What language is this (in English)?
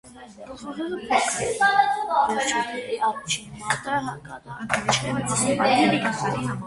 Armenian